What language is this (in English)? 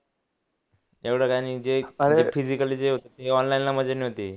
Marathi